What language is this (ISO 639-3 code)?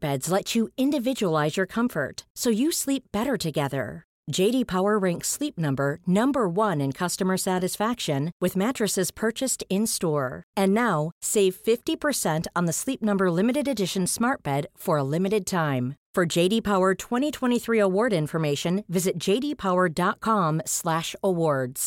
eng